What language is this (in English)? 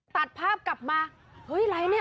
Thai